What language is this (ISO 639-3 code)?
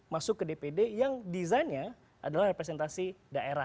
ind